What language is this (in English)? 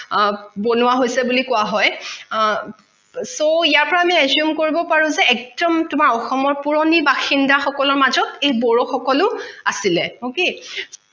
Assamese